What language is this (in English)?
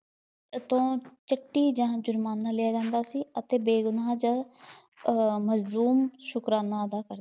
Punjabi